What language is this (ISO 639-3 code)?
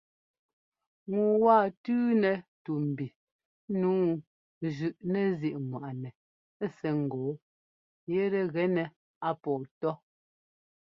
jgo